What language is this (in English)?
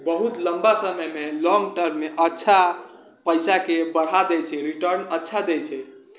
Maithili